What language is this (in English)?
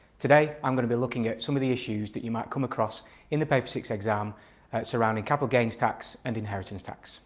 English